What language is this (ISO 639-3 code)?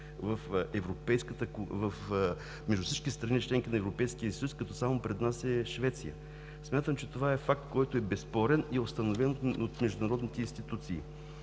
bul